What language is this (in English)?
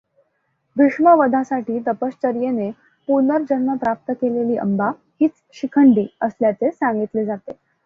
Marathi